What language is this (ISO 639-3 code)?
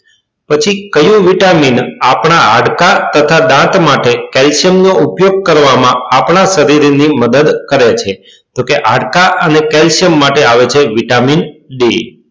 guj